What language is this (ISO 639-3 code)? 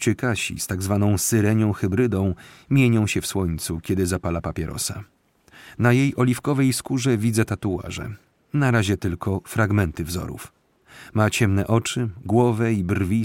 pol